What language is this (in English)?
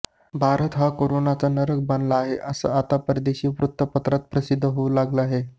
Marathi